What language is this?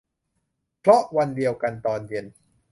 Thai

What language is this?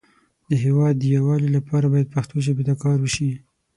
Pashto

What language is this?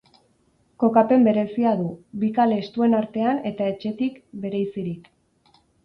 Basque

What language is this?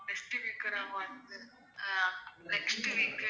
Tamil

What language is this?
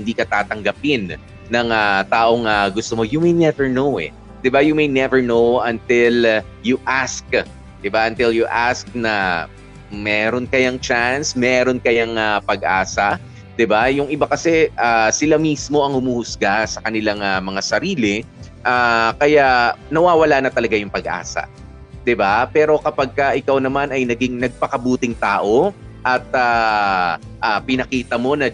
Filipino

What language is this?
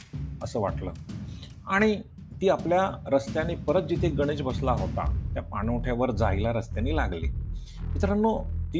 Marathi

